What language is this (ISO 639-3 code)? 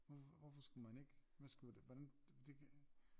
dan